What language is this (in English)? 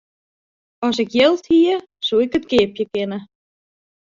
Western Frisian